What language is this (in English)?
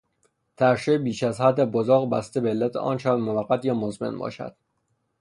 Persian